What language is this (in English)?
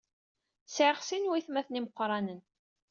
Kabyle